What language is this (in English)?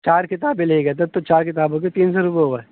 Urdu